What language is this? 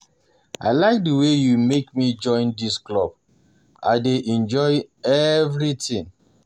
Nigerian Pidgin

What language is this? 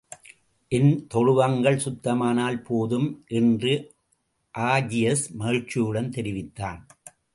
Tamil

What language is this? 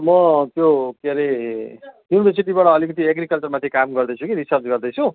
Nepali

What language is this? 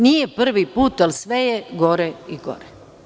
Serbian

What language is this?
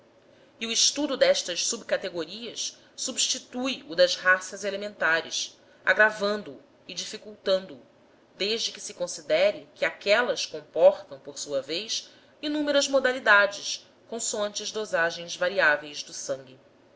Portuguese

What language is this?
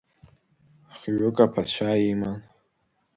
Abkhazian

